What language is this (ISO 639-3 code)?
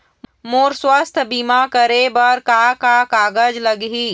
hne